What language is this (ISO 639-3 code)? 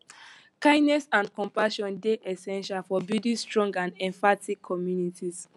pcm